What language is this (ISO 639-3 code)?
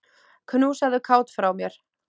isl